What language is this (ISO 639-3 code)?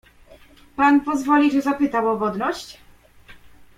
pol